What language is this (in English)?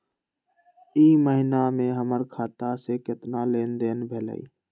Magahi